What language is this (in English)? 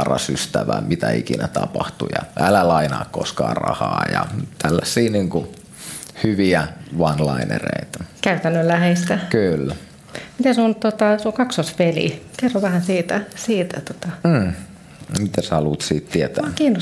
Finnish